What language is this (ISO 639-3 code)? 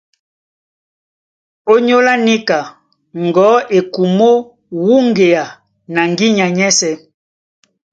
dua